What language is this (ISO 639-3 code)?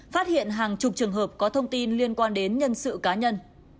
vie